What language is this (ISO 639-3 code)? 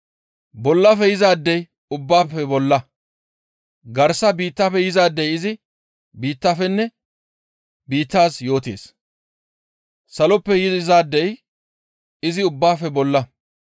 gmv